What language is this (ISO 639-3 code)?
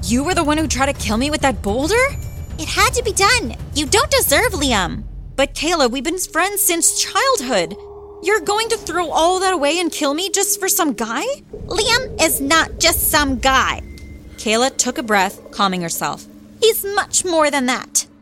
eng